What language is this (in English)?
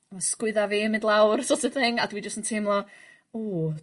Welsh